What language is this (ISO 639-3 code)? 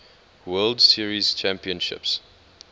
eng